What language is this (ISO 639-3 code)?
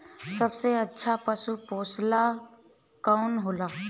bho